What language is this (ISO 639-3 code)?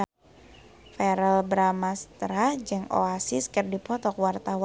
sun